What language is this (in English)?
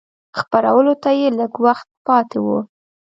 Pashto